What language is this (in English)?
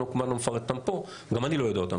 Hebrew